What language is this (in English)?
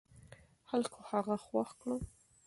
Pashto